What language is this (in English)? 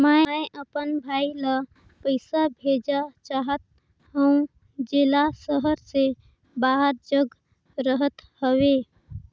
Chhattisgarhi